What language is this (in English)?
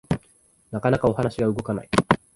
Japanese